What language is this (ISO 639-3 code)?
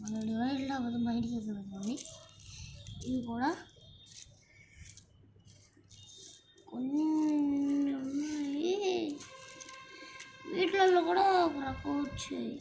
tel